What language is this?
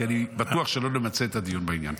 Hebrew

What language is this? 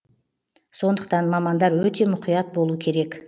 Kazakh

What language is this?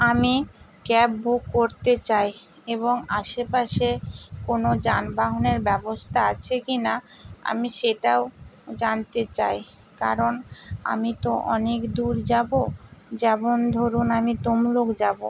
Bangla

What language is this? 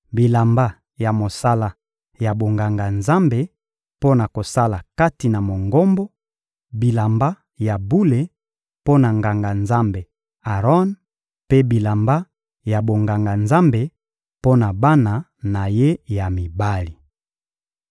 Lingala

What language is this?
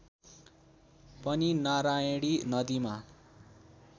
Nepali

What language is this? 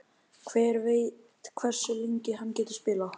Icelandic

